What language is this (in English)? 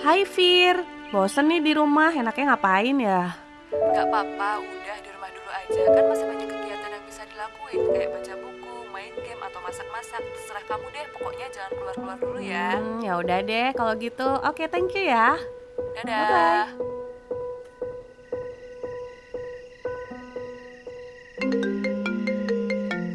Indonesian